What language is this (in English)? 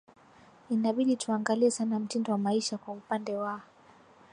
Swahili